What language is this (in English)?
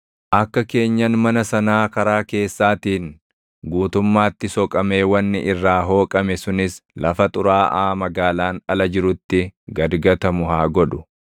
Oromo